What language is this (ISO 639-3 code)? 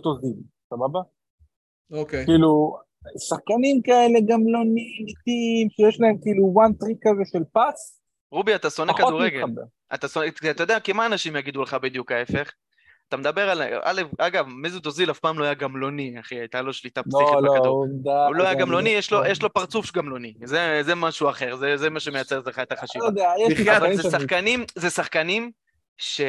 heb